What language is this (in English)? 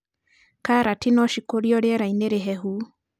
Kikuyu